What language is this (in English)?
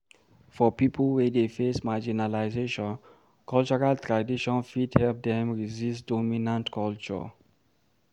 Nigerian Pidgin